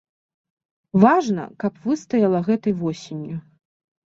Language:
Belarusian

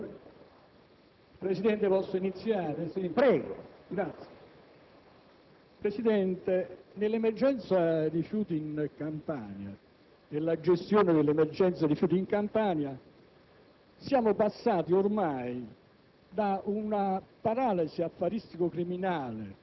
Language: Italian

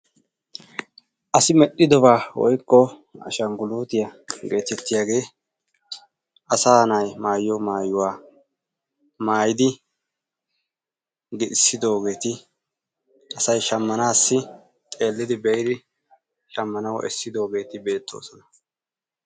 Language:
Wolaytta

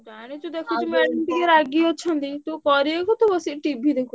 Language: Odia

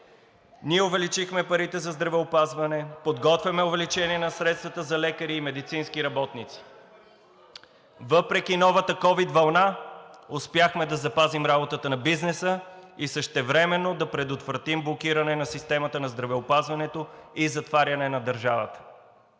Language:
Bulgarian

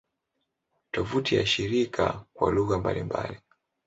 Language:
Swahili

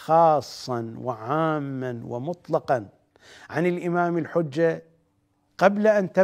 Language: Arabic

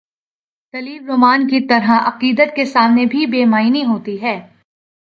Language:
Urdu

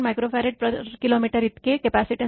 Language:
Marathi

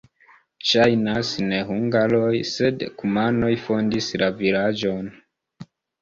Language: Esperanto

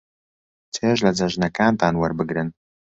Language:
Central Kurdish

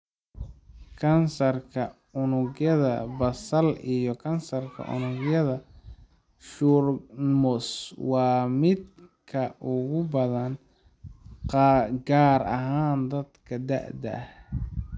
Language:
Somali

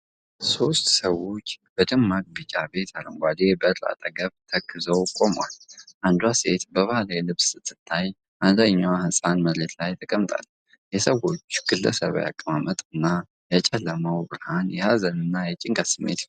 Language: Amharic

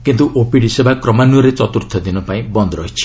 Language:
Odia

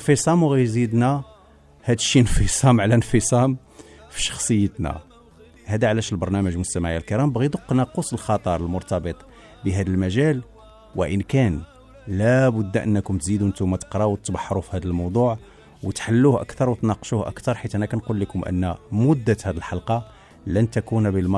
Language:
Arabic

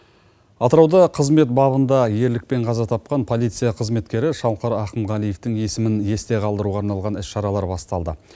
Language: Kazakh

